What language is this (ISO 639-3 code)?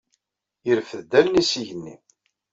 kab